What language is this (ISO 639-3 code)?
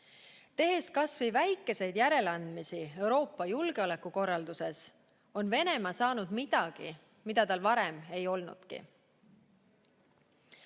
est